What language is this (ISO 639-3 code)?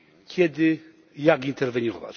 pol